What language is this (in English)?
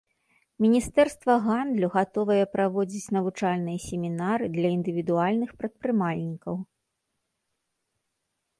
Belarusian